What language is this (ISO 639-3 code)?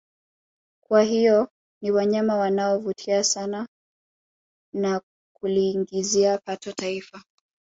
swa